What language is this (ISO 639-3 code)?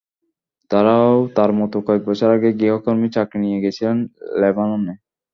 ben